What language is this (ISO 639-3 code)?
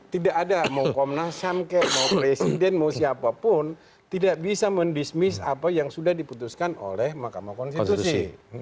ind